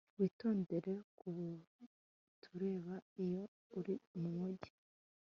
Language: Kinyarwanda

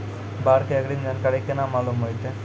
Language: Maithili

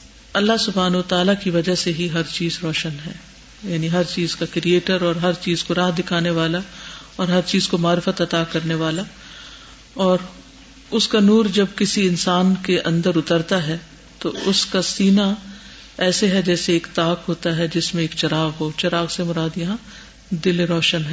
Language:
Urdu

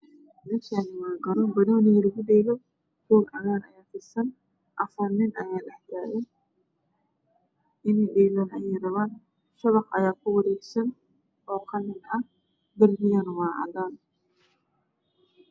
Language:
Somali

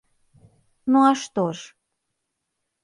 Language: Belarusian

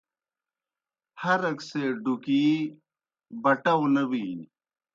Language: Kohistani Shina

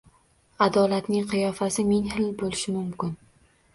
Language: Uzbek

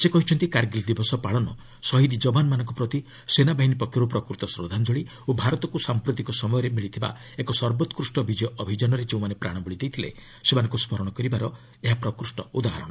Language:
Odia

